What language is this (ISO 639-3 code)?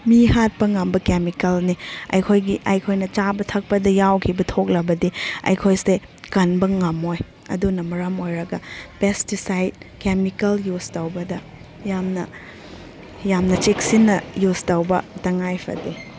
mni